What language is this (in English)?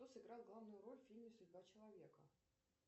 Russian